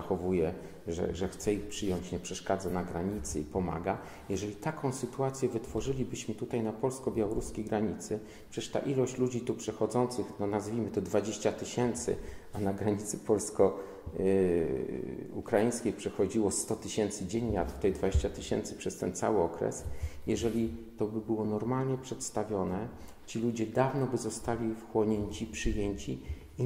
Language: Polish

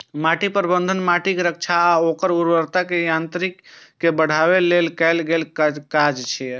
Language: Maithili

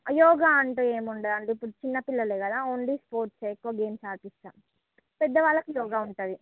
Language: Telugu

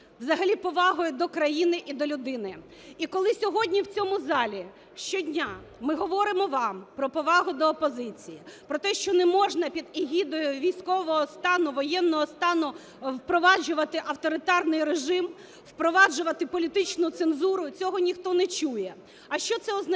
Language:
Ukrainian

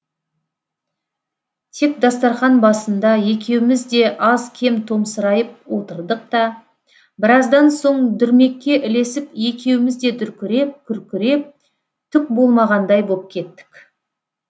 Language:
Kazakh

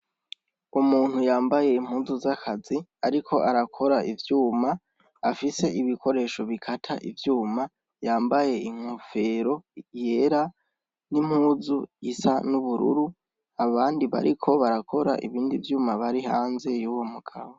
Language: Rundi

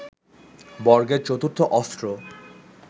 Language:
Bangla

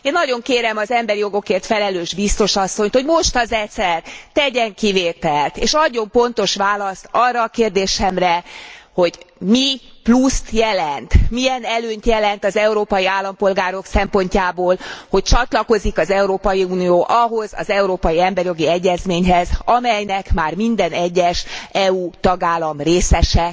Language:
Hungarian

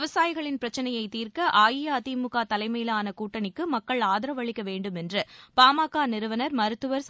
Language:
Tamil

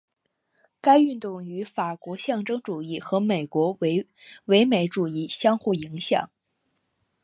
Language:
Chinese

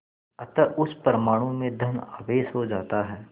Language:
Hindi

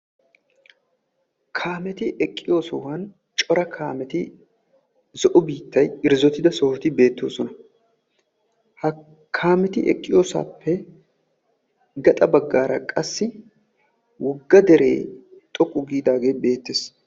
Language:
Wolaytta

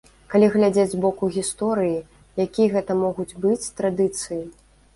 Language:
Belarusian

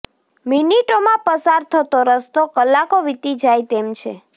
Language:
Gujarati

